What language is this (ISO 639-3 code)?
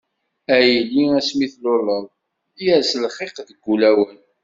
kab